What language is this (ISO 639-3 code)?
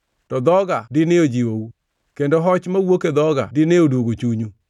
luo